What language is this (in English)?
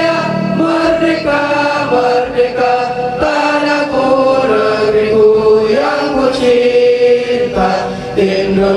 Hindi